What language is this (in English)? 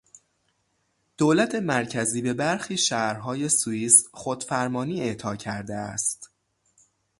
Persian